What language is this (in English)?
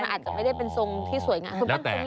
Thai